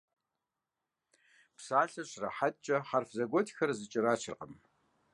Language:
Kabardian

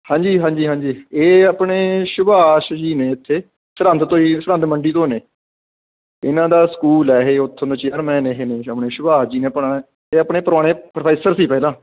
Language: Punjabi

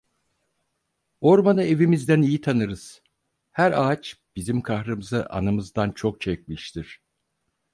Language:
Turkish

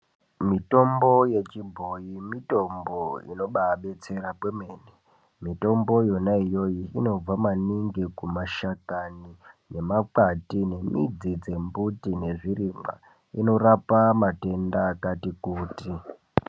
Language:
Ndau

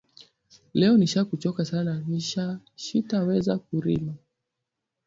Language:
Swahili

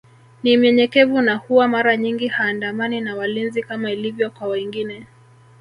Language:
Swahili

